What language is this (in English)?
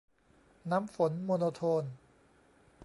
Thai